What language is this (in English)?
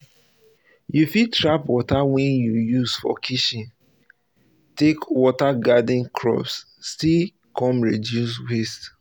Nigerian Pidgin